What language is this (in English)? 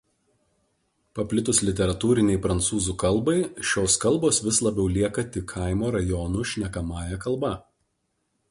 Lithuanian